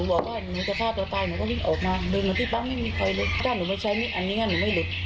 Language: Thai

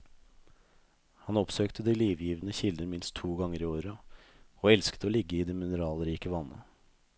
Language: Norwegian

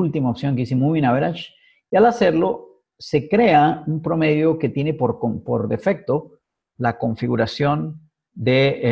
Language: Spanish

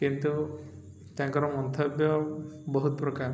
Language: Odia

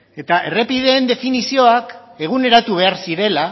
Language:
Basque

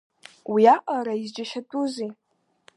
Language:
Abkhazian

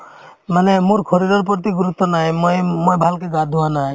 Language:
Assamese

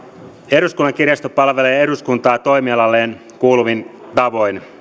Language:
Finnish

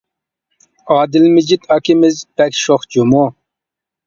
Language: Uyghur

